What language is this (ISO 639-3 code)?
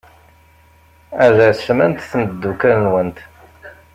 kab